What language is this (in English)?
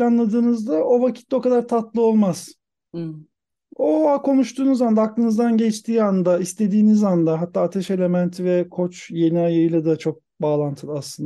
Turkish